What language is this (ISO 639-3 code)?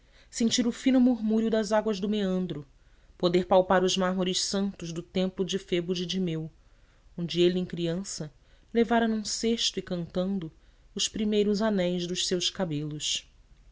por